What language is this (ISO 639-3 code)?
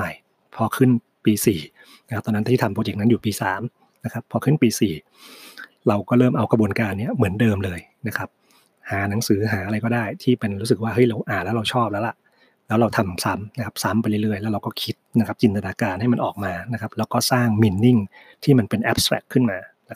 tha